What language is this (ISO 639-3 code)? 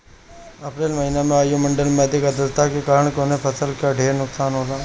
bho